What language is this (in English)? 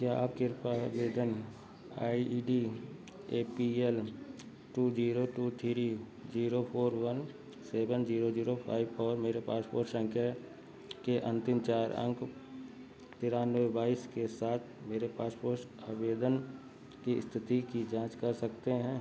Hindi